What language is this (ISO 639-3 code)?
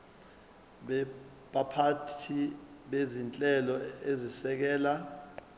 zul